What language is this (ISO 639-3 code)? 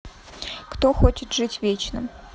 rus